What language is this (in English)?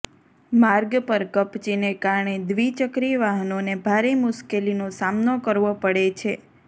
Gujarati